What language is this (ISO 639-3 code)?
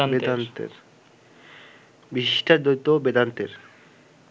ben